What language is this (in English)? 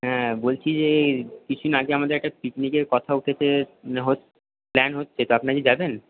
Bangla